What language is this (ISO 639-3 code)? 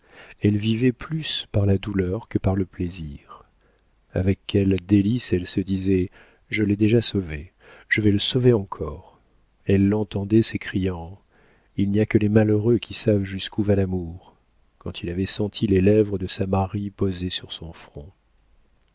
fra